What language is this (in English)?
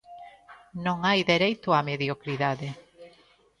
Galician